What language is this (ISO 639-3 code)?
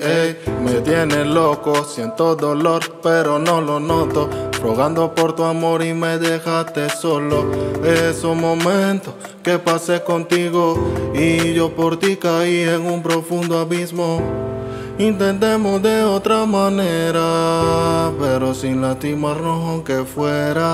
ron